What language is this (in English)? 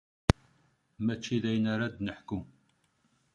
Kabyle